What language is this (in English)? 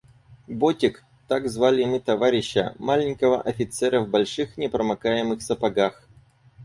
Russian